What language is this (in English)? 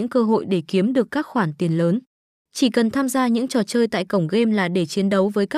Vietnamese